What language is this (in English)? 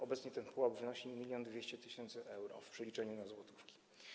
Polish